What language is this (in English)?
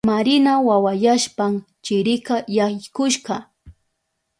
Southern Pastaza Quechua